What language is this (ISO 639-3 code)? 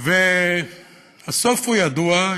heb